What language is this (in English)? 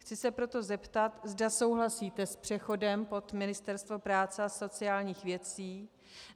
Czech